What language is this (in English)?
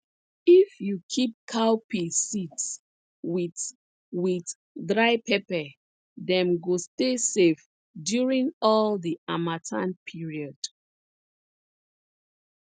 Nigerian Pidgin